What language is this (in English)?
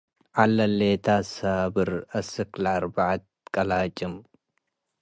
Tigre